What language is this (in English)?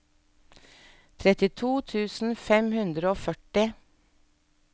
Norwegian